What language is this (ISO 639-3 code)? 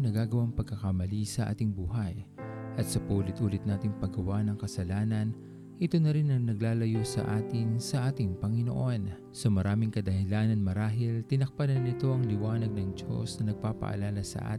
fil